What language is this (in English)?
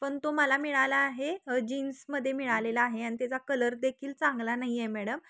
Marathi